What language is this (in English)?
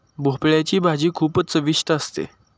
Marathi